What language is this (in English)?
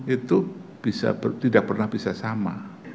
Indonesian